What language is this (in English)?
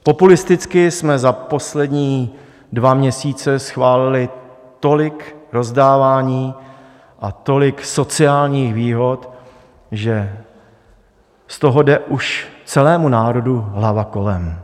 Czech